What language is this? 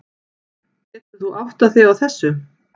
Icelandic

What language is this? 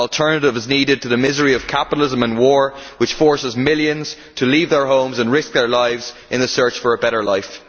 English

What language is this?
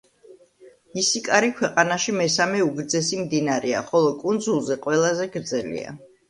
Georgian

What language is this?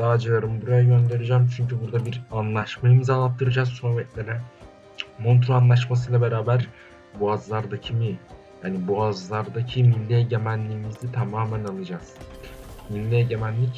Turkish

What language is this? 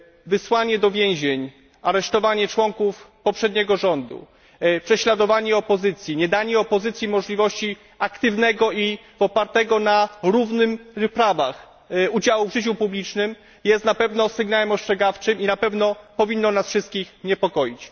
Polish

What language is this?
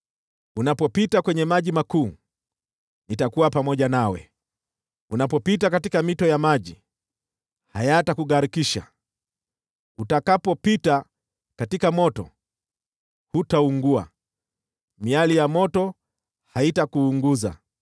Swahili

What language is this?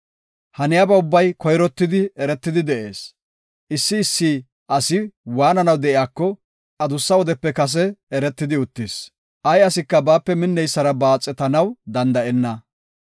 Gofa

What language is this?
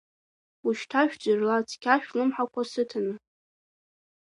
Abkhazian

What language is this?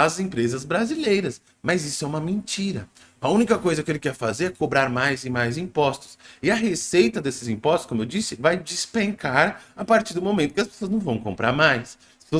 Portuguese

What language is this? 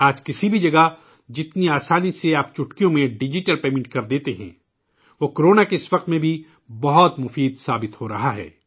Urdu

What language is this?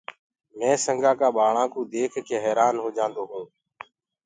Gurgula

